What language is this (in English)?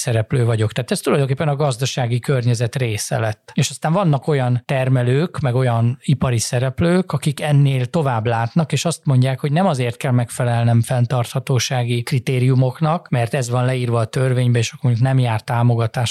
Hungarian